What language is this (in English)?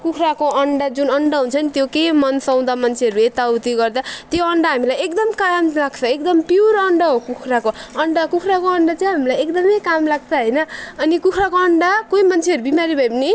Nepali